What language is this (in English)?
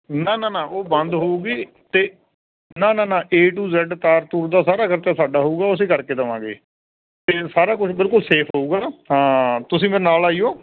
Punjabi